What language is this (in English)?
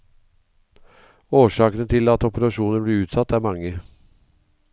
Norwegian